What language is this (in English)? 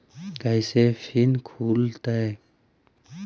Magahi